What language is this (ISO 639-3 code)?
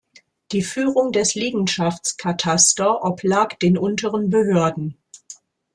deu